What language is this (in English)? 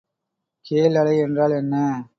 Tamil